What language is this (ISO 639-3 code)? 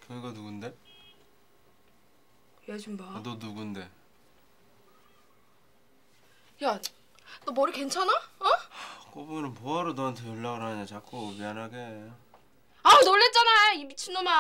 kor